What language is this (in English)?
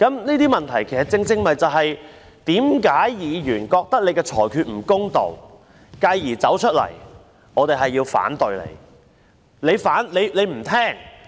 Cantonese